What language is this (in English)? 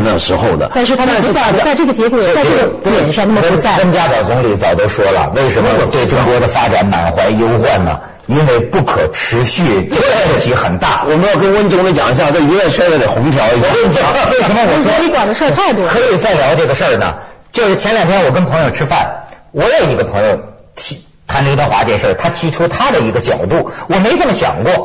Chinese